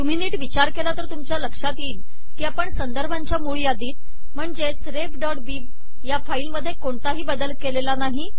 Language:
Marathi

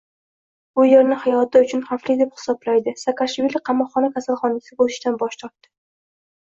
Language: Uzbek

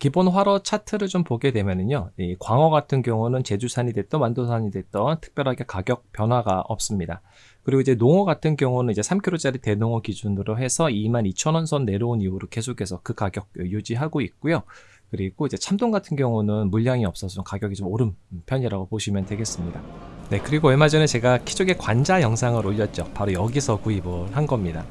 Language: Korean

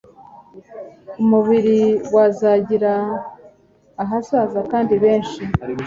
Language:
Kinyarwanda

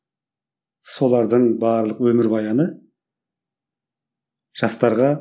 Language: Kazakh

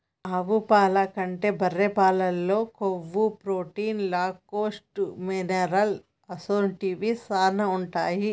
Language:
Telugu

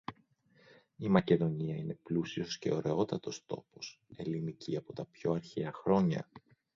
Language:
Greek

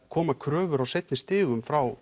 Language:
Icelandic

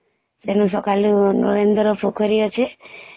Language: Odia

